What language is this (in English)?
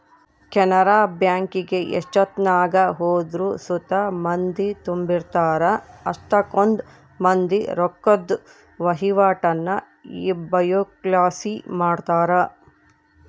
Kannada